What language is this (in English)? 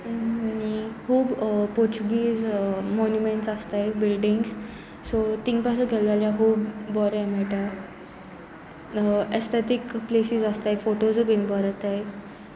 Konkani